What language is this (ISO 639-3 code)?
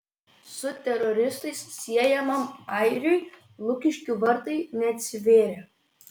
lit